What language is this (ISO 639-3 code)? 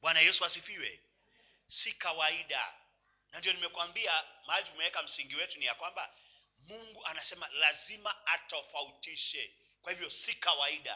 swa